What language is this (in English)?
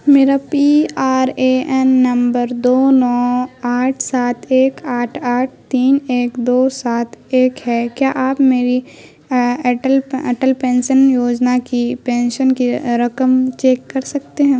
Urdu